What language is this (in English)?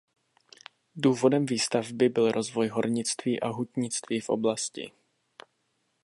Czech